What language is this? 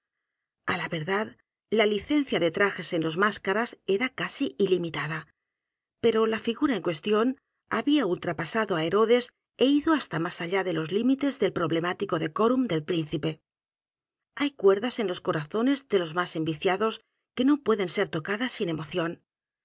Spanish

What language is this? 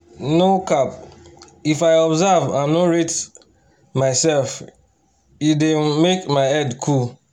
Nigerian Pidgin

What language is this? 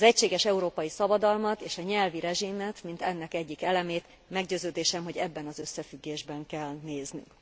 Hungarian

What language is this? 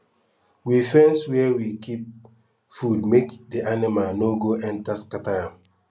Nigerian Pidgin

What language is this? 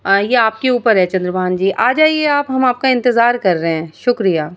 Urdu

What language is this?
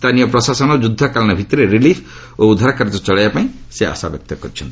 Odia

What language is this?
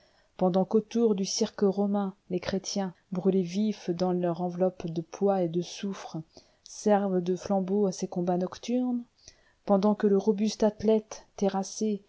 French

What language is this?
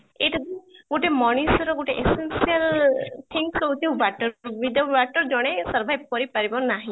Odia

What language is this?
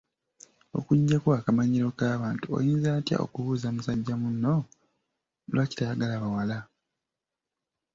Ganda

